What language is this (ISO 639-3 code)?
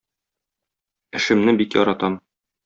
tat